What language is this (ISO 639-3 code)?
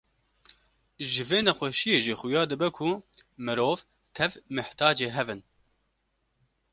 kur